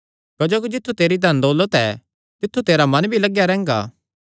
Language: Kangri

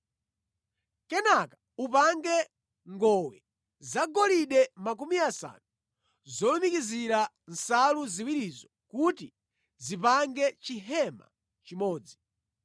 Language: Nyanja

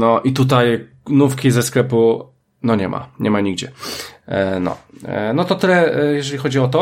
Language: Polish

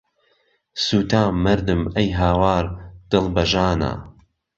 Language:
Central Kurdish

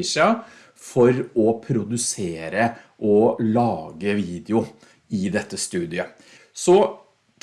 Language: Norwegian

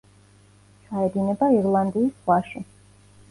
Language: Georgian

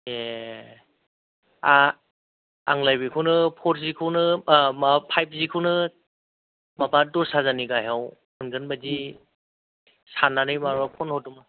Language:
Bodo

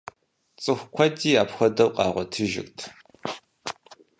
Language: Kabardian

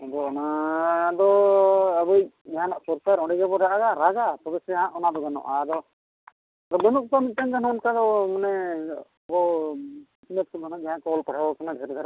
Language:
Santali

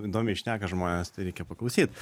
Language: Lithuanian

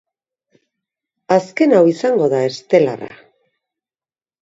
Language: Basque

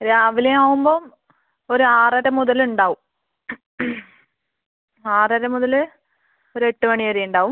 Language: Malayalam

